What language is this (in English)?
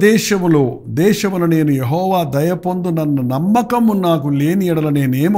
Telugu